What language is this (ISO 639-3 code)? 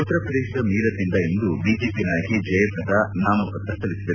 kan